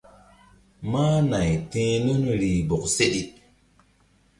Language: Mbum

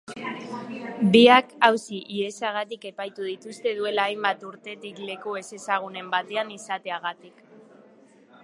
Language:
Basque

